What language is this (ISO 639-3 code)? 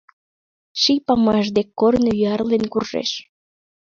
chm